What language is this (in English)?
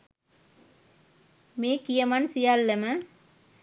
Sinhala